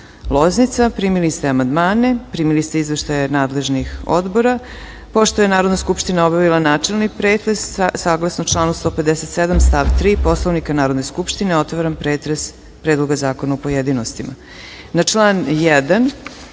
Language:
Serbian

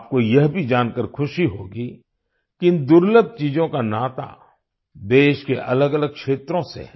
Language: Hindi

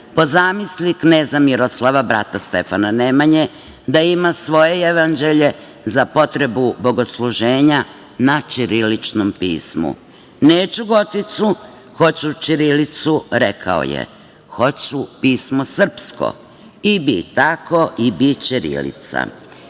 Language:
Serbian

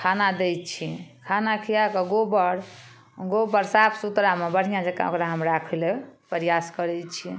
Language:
Maithili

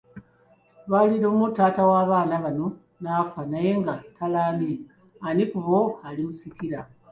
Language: Ganda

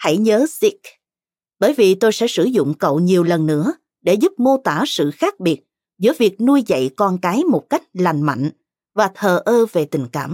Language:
Vietnamese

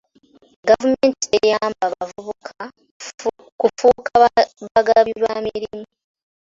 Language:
Ganda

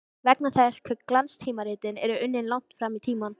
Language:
Icelandic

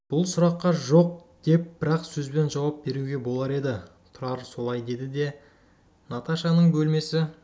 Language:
Kazakh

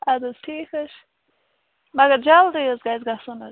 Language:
Kashmiri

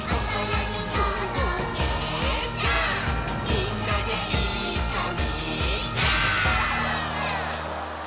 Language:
Japanese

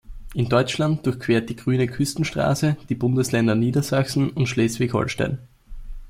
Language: German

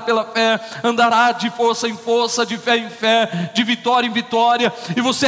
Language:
Portuguese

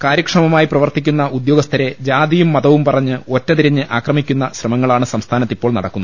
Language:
Malayalam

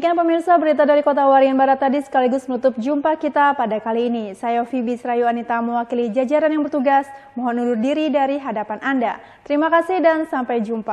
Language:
Indonesian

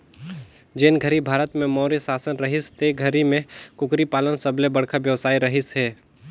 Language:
Chhattisgarhi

